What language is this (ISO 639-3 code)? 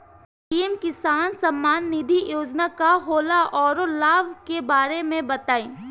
bho